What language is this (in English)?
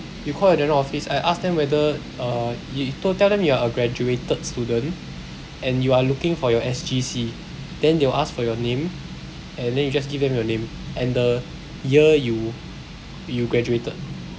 English